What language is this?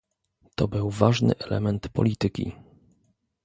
Polish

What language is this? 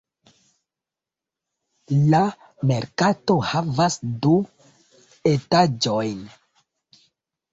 Esperanto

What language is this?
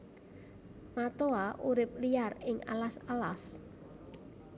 Javanese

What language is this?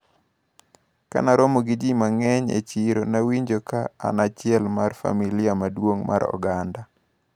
Luo (Kenya and Tanzania)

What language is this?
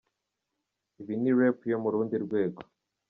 Kinyarwanda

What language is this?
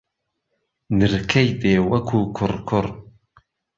Central Kurdish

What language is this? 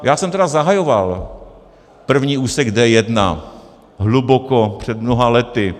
Czech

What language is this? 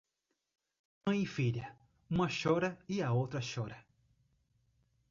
Portuguese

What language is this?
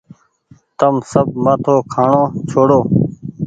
Goaria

